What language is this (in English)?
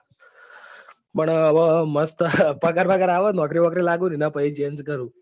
Gujarati